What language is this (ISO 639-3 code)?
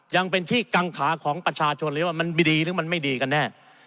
tha